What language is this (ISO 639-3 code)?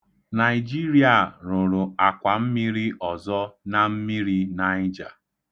ibo